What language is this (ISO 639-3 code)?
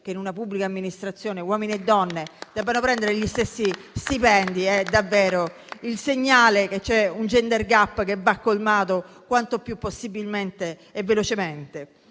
ita